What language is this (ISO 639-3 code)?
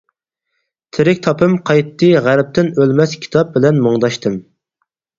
uig